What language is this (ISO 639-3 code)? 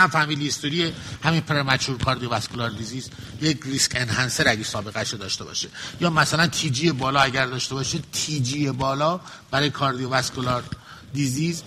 fas